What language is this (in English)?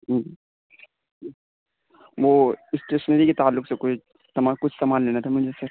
Urdu